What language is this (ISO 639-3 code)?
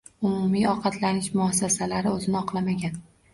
uzb